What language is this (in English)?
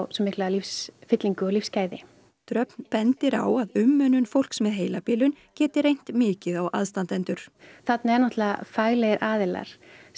Icelandic